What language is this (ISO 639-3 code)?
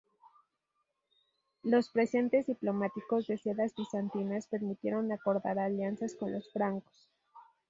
spa